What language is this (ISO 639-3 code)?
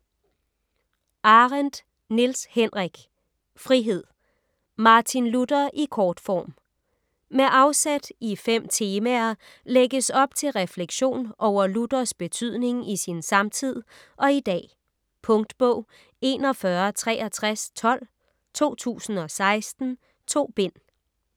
dan